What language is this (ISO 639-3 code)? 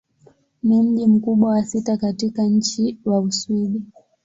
swa